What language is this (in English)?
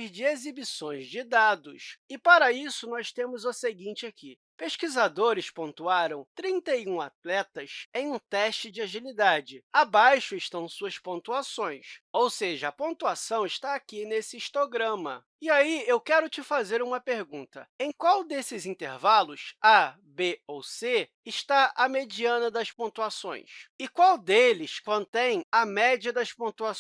Portuguese